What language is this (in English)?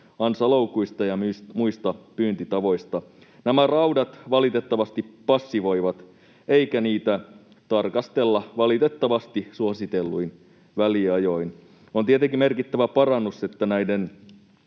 Finnish